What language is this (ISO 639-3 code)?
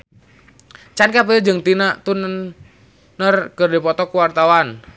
sun